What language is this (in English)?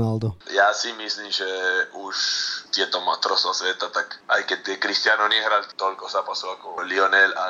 Slovak